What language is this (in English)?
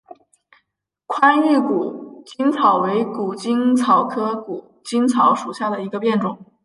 Chinese